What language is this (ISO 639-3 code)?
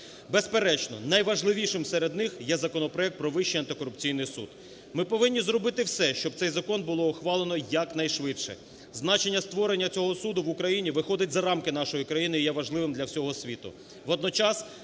ukr